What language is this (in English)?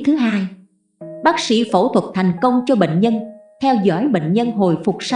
Vietnamese